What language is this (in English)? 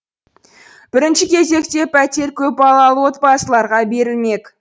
Kazakh